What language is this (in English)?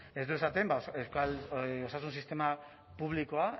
Basque